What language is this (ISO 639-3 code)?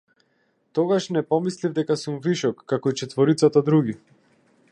mkd